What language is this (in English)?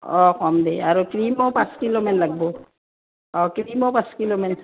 Assamese